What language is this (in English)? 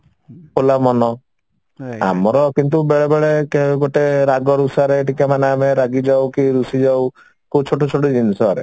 Odia